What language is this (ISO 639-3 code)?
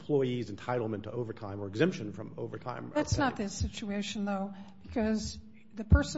eng